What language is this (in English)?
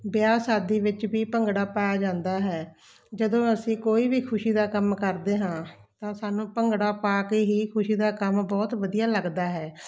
Punjabi